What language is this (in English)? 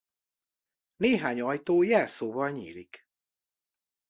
Hungarian